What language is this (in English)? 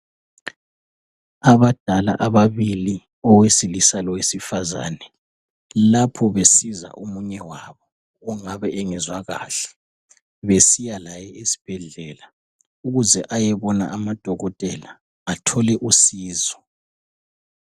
North Ndebele